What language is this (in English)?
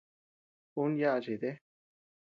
Tepeuxila Cuicatec